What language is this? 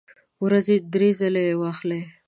Pashto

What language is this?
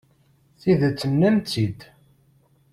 Kabyle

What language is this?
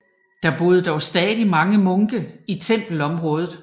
Danish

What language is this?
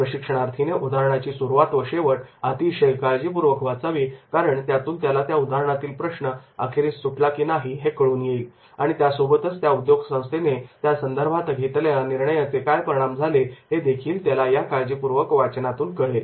Marathi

